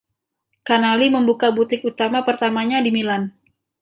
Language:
Indonesian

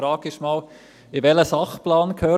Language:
Swiss German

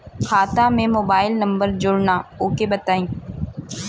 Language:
Bhojpuri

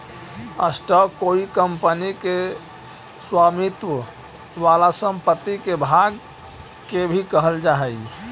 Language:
Magahi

